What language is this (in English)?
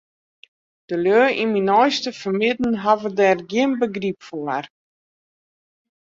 Western Frisian